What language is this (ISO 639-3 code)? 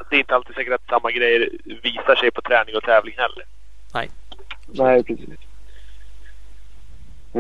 swe